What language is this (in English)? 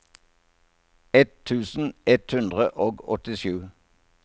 Norwegian